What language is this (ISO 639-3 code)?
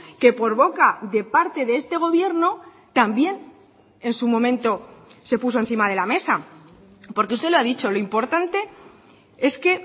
spa